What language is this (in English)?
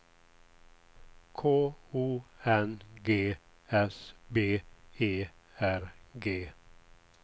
Swedish